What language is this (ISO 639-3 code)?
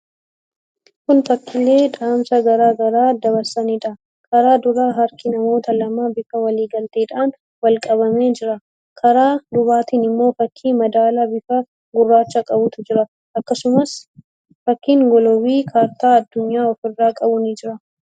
orm